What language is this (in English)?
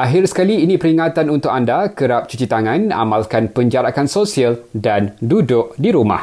Malay